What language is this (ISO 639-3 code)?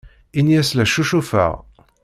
kab